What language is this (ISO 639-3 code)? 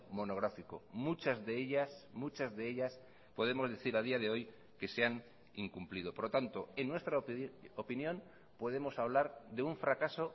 spa